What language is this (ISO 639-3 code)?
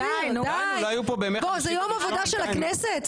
heb